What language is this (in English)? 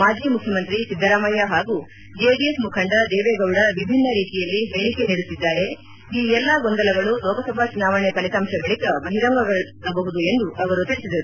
Kannada